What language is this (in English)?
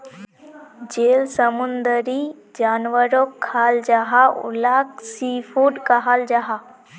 Magahi